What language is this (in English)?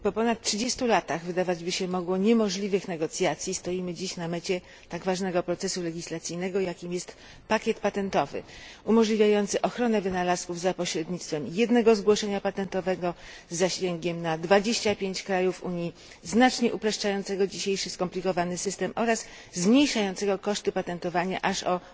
Polish